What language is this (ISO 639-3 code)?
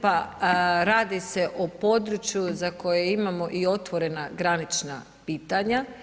hrv